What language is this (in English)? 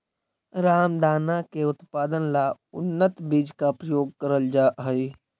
Magahi